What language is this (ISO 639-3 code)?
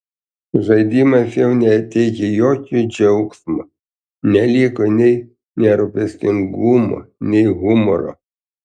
lit